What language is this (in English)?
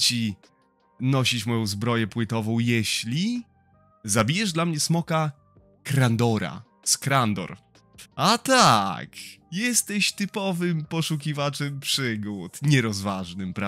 Polish